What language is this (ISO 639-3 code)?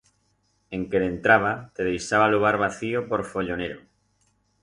arg